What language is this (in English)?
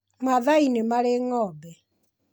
Kikuyu